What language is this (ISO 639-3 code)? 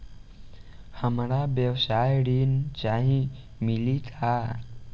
bho